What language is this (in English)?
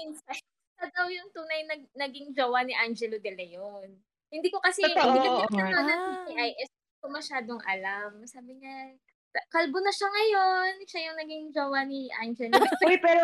Filipino